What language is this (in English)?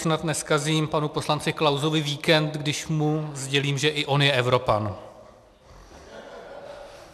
Czech